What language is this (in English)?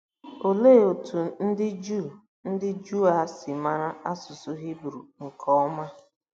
Igbo